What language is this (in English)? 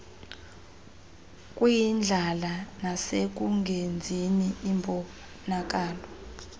Xhosa